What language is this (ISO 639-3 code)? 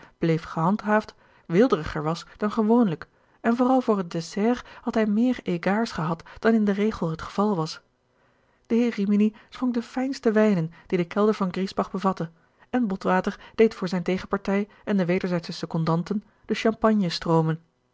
nld